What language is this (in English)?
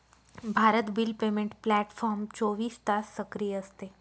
Marathi